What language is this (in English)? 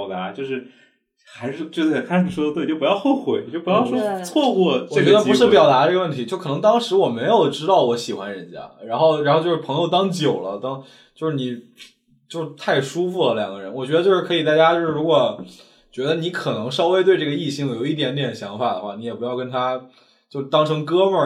Chinese